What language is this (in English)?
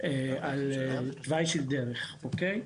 Hebrew